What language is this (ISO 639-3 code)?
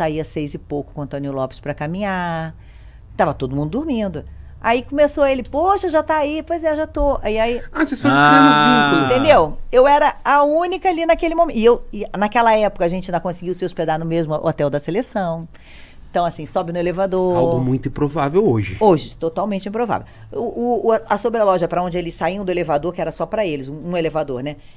por